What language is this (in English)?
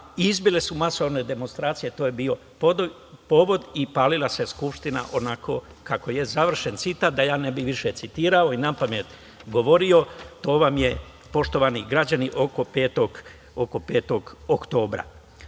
Serbian